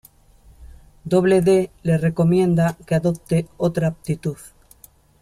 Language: Spanish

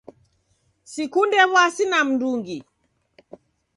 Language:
Taita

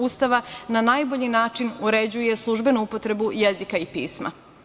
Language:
Serbian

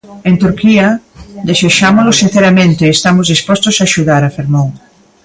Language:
Galician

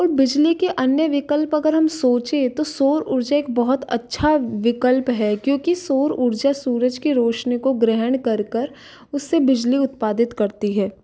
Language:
Hindi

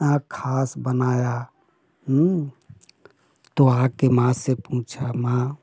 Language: Hindi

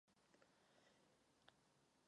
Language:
Czech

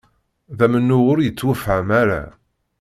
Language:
Kabyle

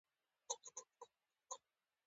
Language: Pashto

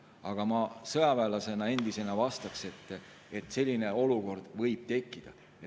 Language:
Estonian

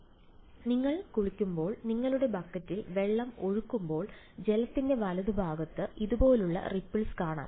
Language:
Malayalam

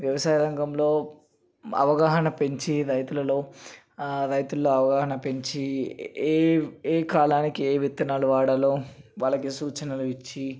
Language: Telugu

